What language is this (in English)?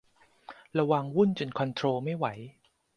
Thai